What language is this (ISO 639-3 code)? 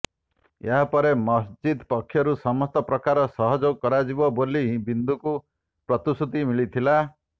ori